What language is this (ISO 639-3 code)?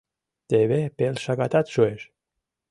chm